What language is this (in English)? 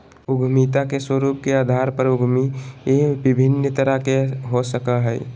Magahi